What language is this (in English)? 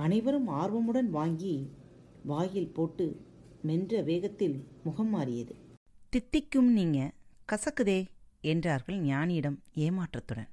Tamil